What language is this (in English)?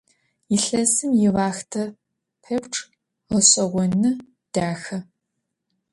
Adyghe